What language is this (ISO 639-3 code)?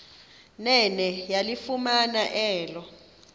xho